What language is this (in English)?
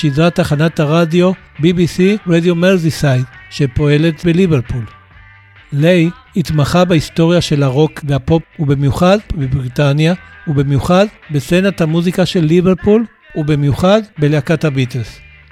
Hebrew